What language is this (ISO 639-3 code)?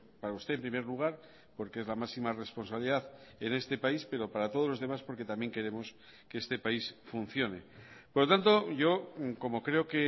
spa